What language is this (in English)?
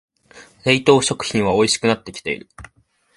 Japanese